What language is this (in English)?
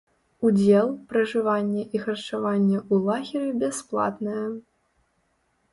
Belarusian